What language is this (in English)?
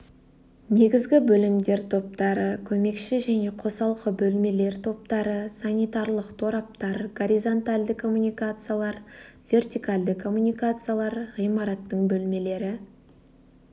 Kazakh